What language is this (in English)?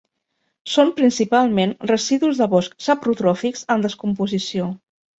Catalan